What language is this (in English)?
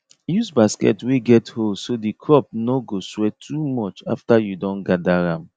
Nigerian Pidgin